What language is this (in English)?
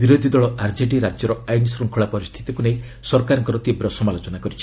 Odia